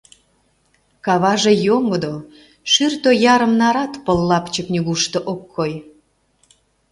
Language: Mari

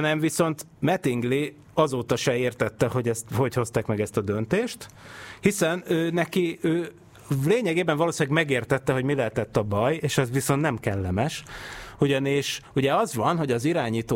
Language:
Hungarian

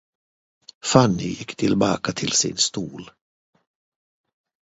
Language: Swedish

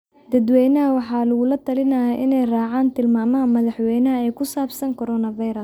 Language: Somali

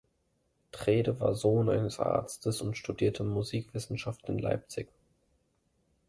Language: German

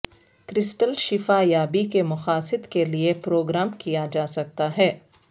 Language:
Urdu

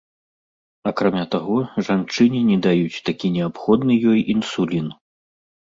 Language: Belarusian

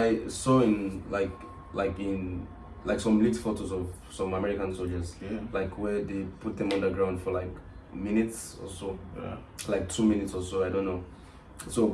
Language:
English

